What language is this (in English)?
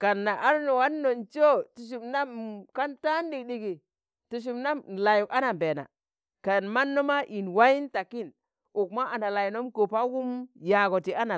Tangale